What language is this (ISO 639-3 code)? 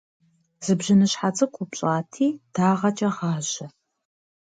kbd